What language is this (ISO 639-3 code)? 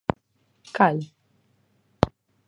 glg